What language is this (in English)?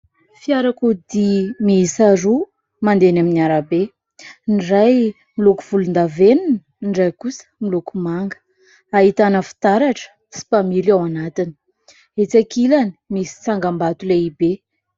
Malagasy